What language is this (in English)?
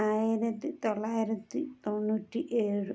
Malayalam